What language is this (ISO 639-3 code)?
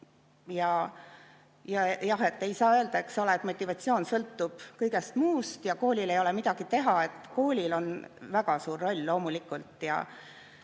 est